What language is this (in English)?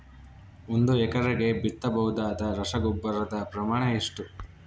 Kannada